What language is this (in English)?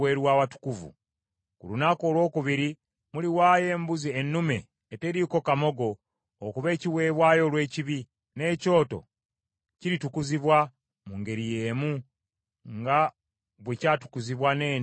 Ganda